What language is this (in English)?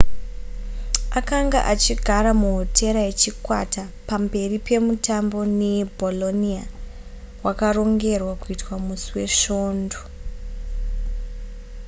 Shona